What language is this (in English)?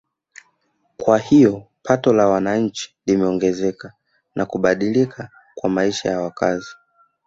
Swahili